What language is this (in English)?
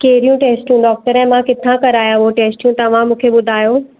Sindhi